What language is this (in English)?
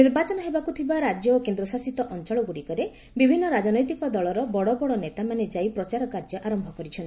Odia